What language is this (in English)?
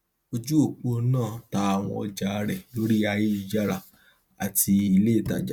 Yoruba